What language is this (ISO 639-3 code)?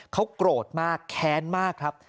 tha